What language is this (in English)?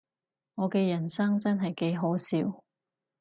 Cantonese